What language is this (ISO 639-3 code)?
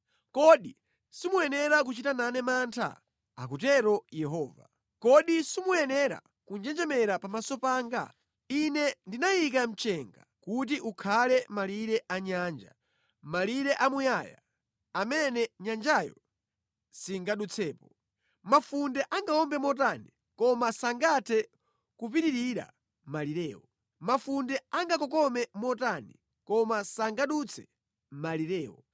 nya